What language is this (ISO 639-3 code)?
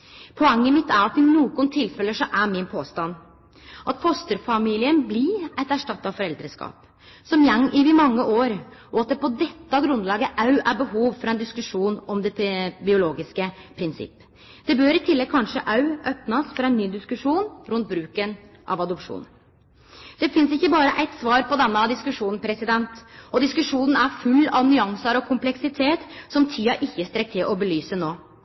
nno